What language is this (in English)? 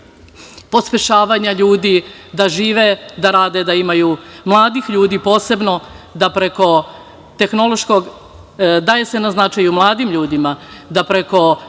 Serbian